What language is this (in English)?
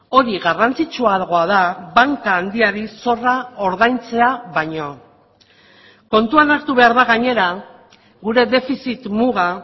Basque